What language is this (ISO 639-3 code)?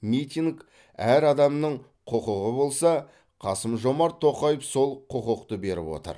kaz